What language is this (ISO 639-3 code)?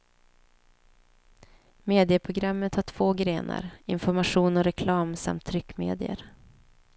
swe